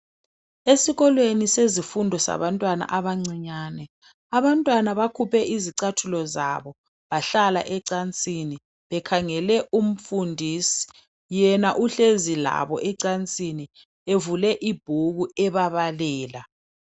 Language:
North Ndebele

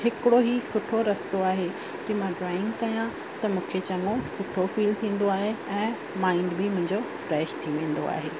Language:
Sindhi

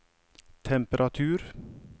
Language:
Norwegian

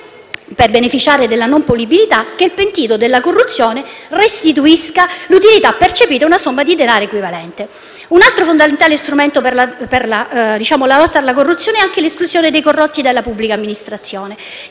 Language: Italian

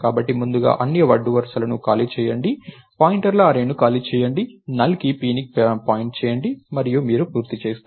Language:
Telugu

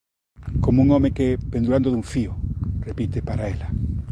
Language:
Galician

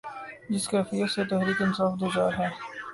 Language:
Urdu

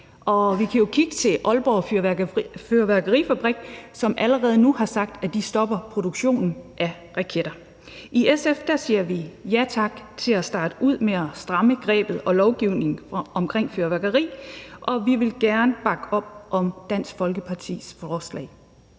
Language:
Danish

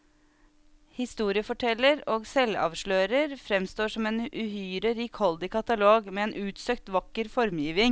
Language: Norwegian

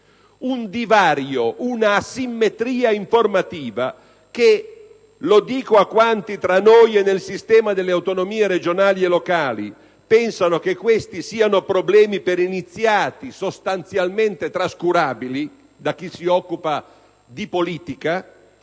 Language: Italian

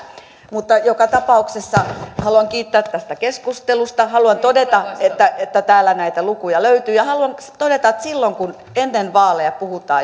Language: Finnish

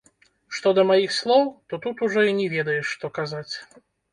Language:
Belarusian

